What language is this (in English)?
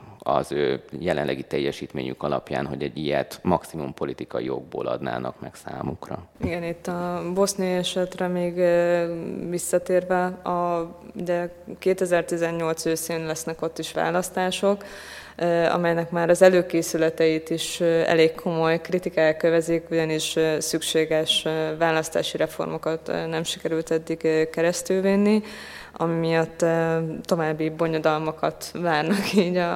Hungarian